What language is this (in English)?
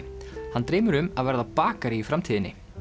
Icelandic